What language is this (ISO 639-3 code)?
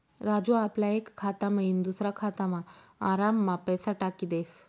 mar